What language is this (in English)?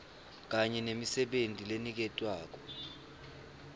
Swati